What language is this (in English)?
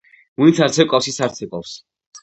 Georgian